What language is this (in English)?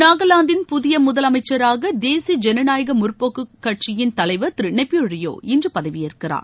Tamil